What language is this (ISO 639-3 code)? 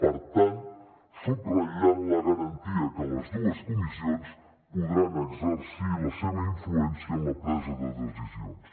cat